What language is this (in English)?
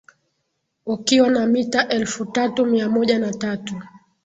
Swahili